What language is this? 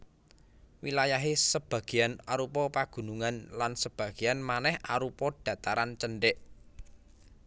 Javanese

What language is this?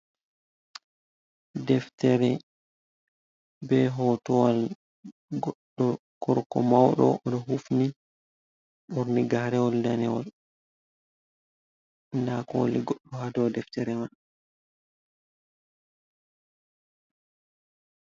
Fula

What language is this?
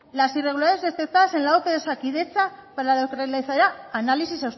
Spanish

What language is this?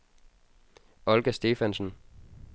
Danish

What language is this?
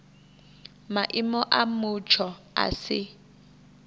Venda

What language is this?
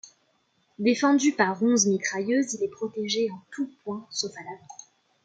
French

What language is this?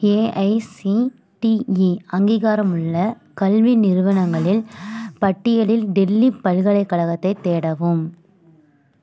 Tamil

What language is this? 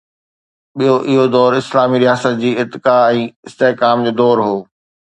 Sindhi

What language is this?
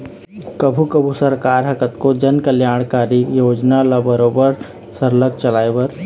Chhattisgarhi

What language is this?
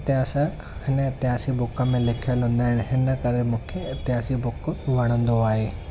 Sindhi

